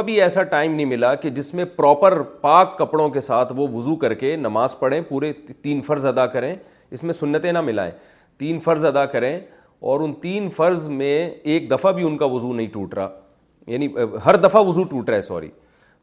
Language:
Urdu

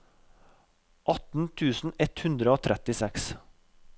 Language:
Norwegian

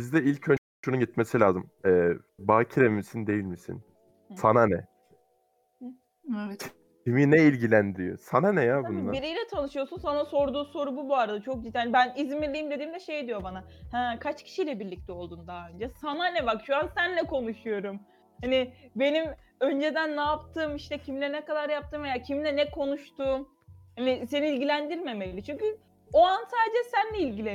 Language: Turkish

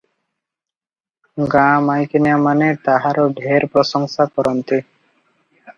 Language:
Odia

